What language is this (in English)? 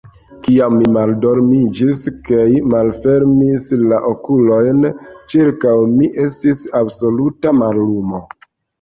Esperanto